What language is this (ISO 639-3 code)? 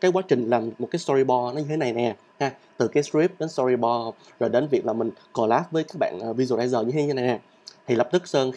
vie